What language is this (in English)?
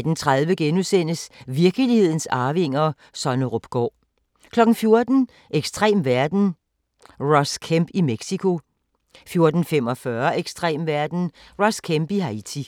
Danish